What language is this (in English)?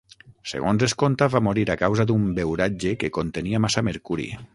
Catalan